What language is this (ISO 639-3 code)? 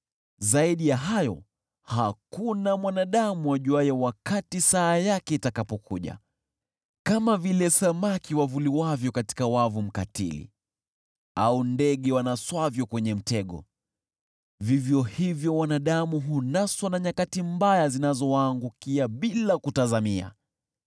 swa